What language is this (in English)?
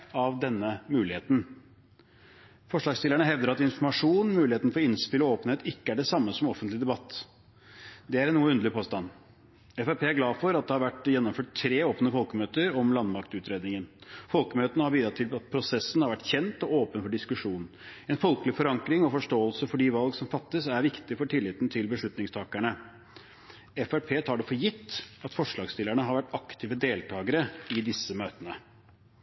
Norwegian Bokmål